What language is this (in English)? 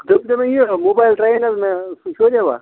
Kashmiri